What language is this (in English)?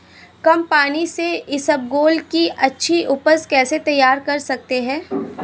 Hindi